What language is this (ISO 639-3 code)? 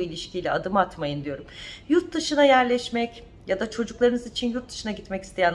tur